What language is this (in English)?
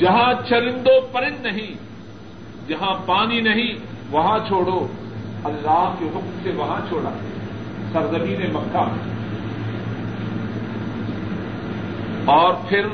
Urdu